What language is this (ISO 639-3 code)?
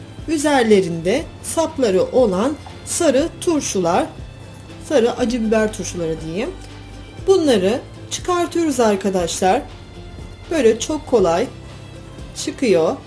tur